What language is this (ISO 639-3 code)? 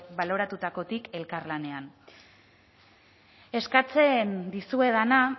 eus